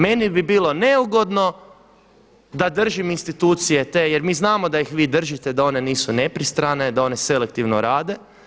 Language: Croatian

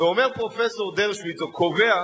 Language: Hebrew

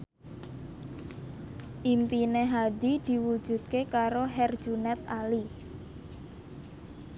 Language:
Javanese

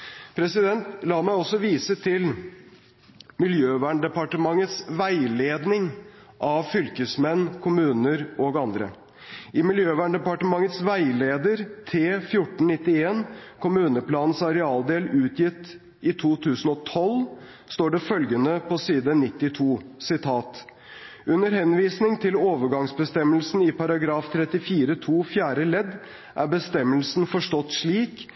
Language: Norwegian Bokmål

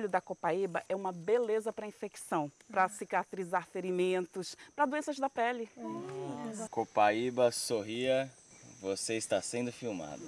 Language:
Portuguese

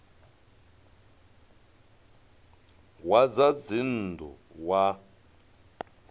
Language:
Venda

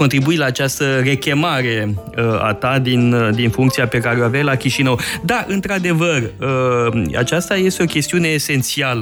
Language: Romanian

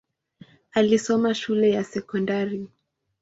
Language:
Swahili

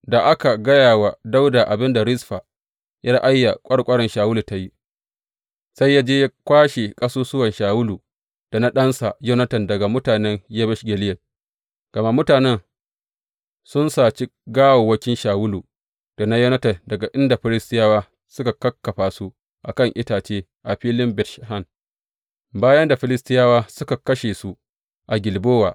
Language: Hausa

